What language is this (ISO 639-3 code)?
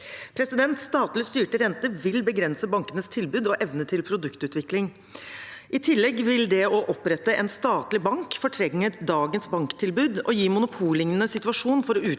nor